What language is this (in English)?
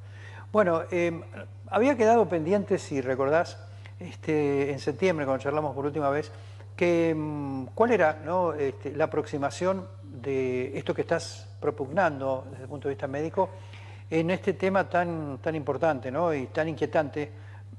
Spanish